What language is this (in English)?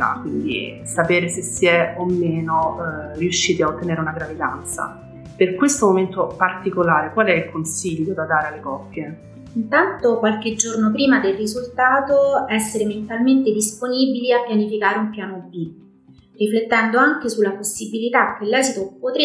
Italian